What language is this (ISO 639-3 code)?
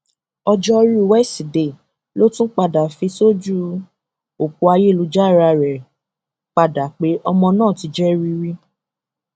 yor